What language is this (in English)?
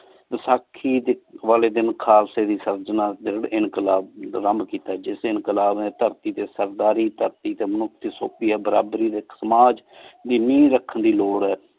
Punjabi